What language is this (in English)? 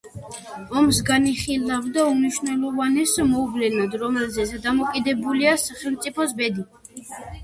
Georgian